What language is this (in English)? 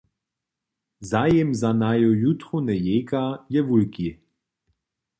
Upper Sorbian